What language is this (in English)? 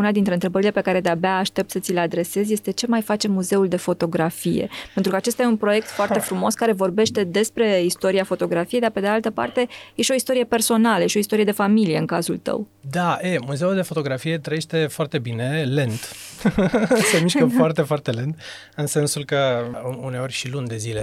Romanian